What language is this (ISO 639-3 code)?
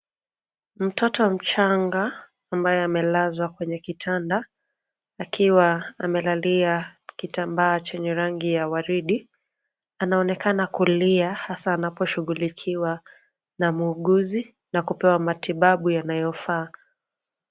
swa